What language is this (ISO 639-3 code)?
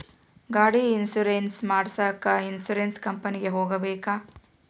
kan